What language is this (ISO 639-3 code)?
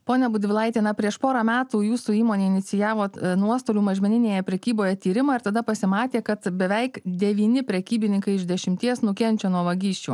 lit